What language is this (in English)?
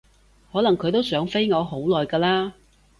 Cantonese